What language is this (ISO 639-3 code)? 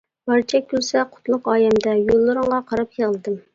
uig